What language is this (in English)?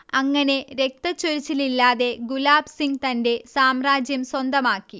Malayalam